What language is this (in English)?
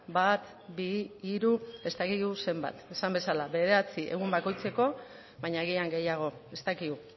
Basque